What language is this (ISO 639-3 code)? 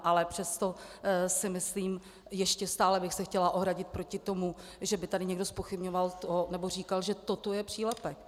ces